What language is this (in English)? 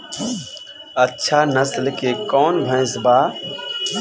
Bhojpuri